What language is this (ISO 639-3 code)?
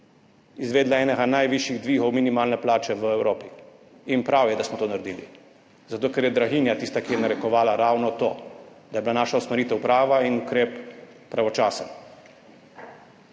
slv